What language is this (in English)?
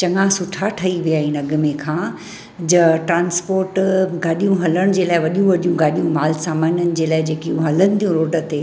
Sindhi